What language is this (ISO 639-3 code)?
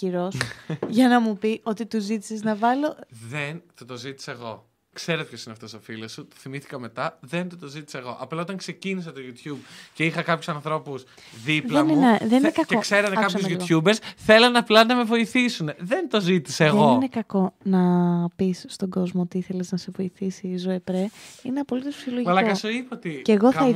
ell